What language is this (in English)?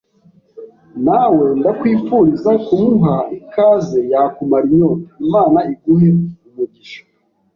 Kinyarwanda